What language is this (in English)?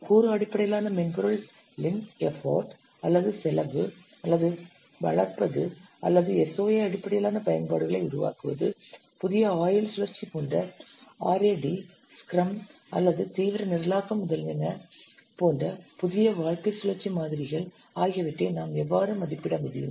Tamil